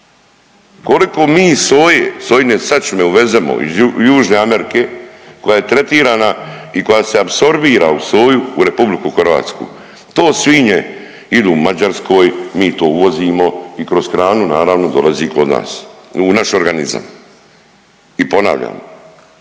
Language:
Croatian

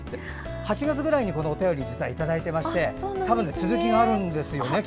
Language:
Japanese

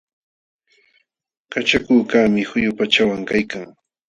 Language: Jauja Wanca Quechua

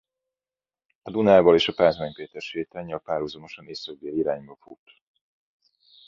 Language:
Hungarian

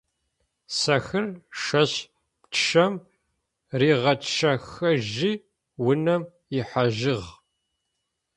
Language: Adyghe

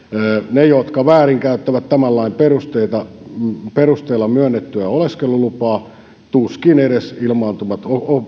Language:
Finnish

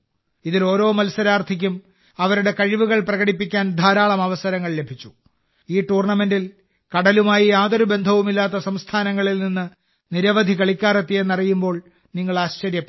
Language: Malayalam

